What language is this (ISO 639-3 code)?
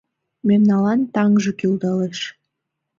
chm